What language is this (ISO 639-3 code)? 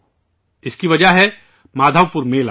urd